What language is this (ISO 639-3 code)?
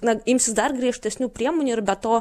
lit